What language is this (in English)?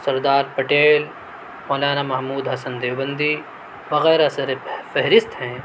Urdu